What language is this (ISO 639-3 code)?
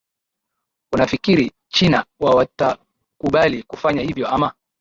swa